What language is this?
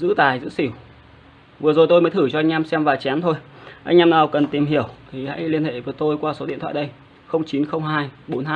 Vietnamese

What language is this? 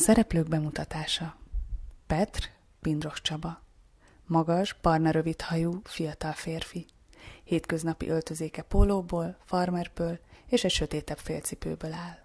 Hungarian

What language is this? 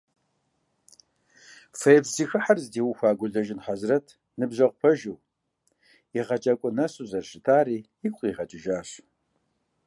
Kabardian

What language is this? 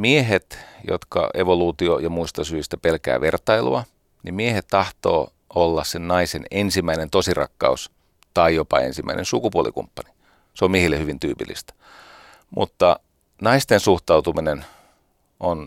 Finnish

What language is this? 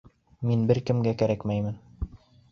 Bashkir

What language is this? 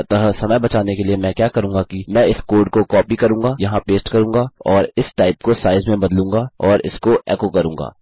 Hindi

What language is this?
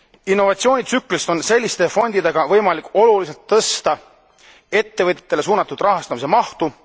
Estonian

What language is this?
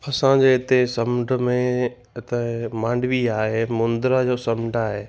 Sindhi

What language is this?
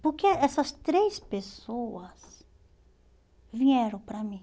Portuguese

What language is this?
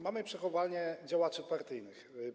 Polish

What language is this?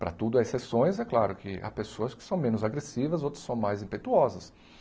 Portuguese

